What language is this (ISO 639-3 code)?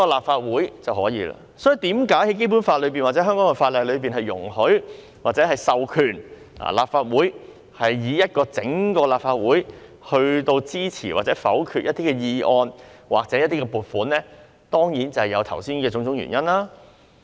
yue